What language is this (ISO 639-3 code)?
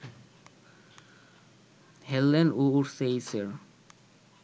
ben